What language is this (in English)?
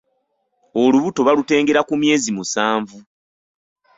Ganda